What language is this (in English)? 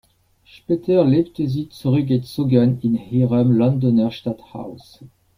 German